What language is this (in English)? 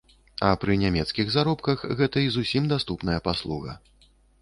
Belarusian